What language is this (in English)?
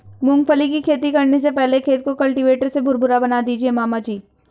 Hindi